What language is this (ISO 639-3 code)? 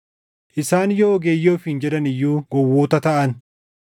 orm